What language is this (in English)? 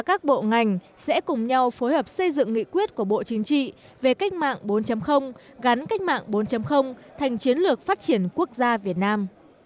Vietnamese